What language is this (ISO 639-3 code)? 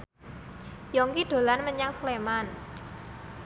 jav